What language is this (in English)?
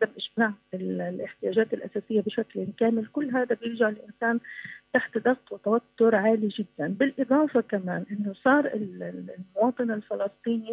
Arabic